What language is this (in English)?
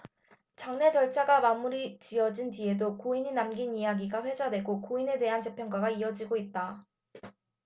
Korean